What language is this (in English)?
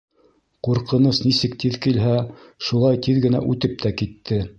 Bashkir